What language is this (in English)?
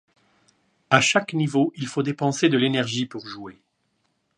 French